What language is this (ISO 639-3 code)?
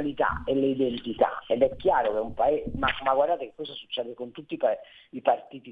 ita